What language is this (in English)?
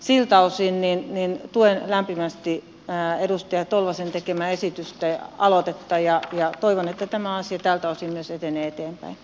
Finnish